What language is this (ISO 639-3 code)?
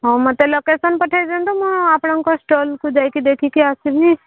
ori